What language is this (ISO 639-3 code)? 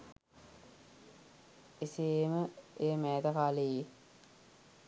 sin